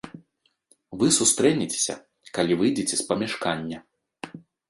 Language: Belarusian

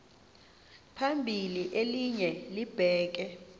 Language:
Xhosa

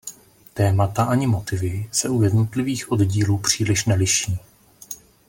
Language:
Czech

